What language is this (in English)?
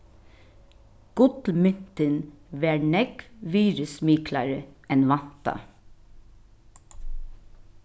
Faroese